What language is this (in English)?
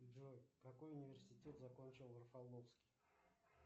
Russian